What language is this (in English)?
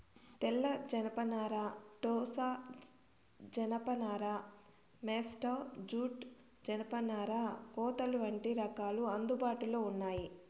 Telugu